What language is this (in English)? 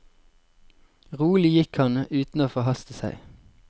Norwegian